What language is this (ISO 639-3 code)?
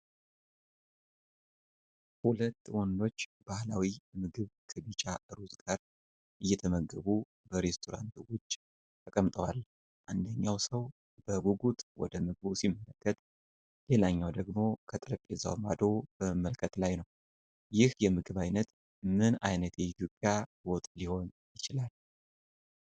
amh